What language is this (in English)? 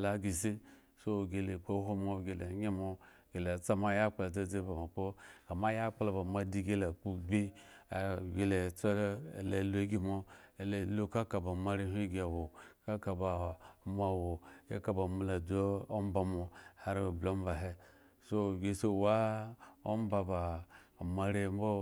Eggon